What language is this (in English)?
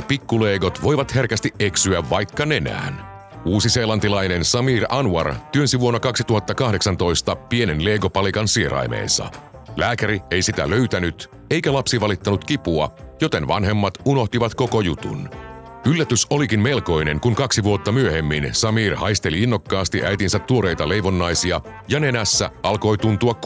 Finnish